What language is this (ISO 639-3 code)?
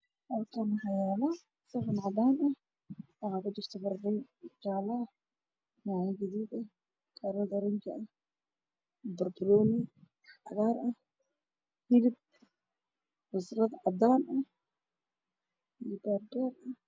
som